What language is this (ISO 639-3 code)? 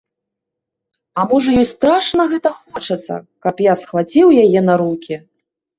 bel